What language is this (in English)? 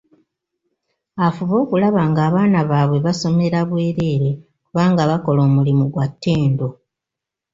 Ganda